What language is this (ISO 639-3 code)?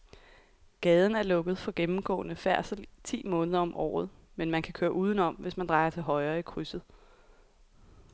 dan